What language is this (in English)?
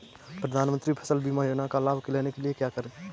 Hindi